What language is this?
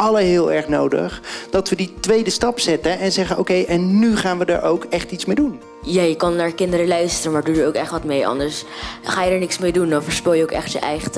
Dutch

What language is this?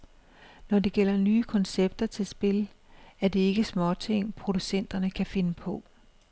Danish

